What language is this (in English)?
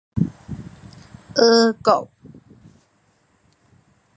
Min Nan Chinese